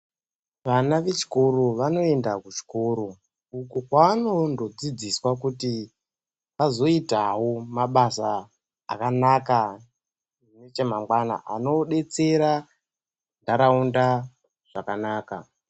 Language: Ndau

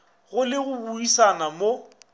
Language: Northern Sotho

